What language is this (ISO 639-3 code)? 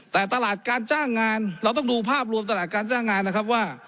tha